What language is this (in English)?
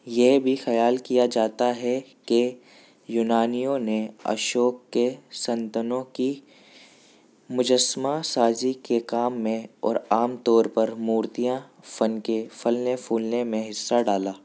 Urdu